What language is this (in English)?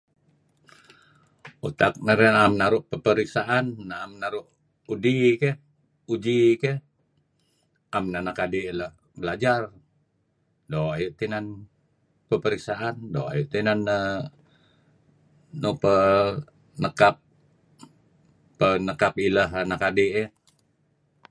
Kelabit